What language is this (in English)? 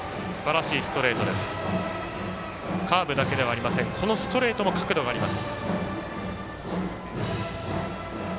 Japanese